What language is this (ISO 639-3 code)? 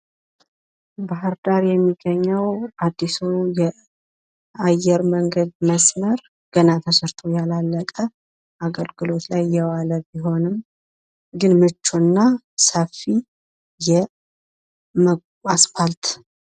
amh